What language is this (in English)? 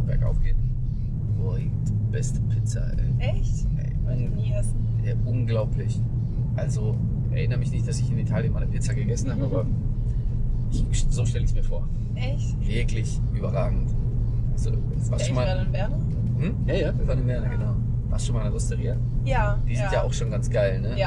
German